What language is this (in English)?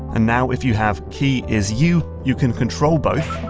English